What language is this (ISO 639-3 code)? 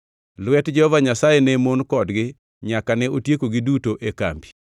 luo